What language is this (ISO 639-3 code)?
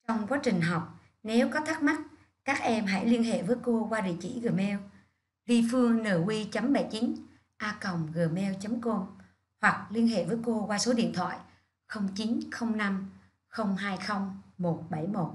vie